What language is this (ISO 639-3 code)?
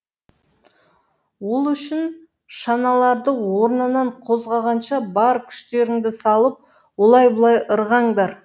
kaz